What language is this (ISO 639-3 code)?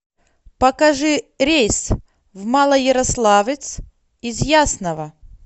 rus